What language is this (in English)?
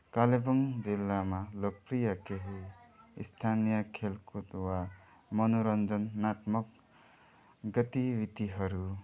Nepali